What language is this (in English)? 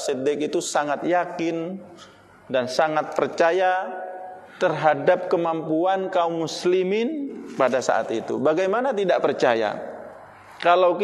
Indonesian